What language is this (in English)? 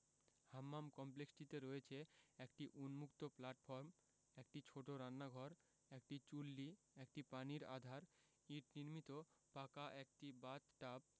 Bangla